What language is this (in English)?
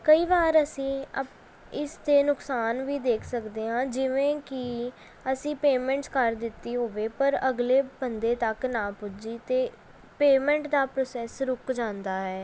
Punjabi